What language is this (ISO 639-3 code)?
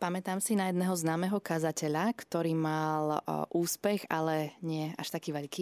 slk